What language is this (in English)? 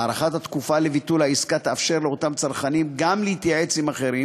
Hebrew